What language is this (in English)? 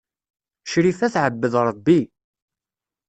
Kabyle